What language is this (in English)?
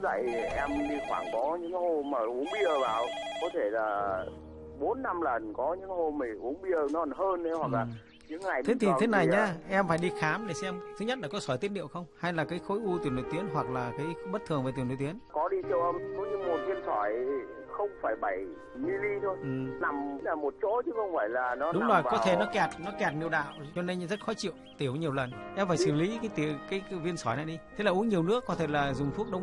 Vietnamese